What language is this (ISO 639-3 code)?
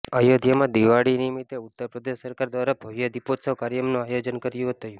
guj